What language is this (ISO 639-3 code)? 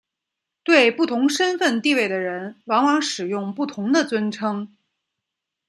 zho